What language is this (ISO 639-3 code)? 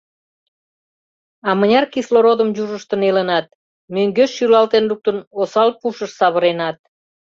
chm